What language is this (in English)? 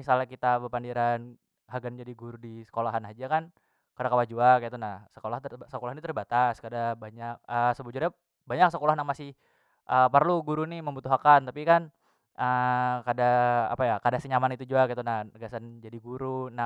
Banjar